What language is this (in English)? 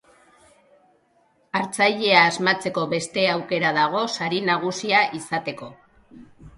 Basque